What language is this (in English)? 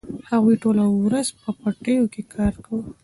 Pashto